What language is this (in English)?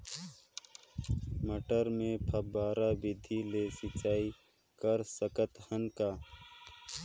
Chhattisgarhi